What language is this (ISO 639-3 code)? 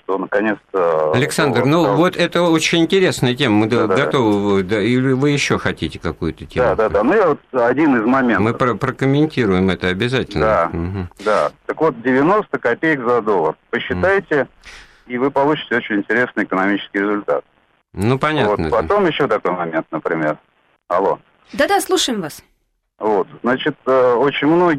rus